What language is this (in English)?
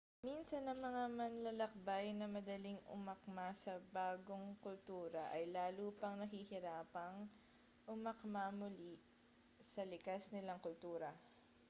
Filipino